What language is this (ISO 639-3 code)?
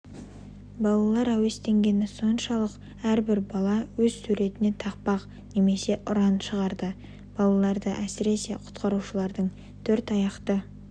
kaz